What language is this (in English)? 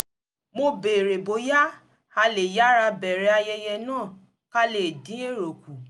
Yoruba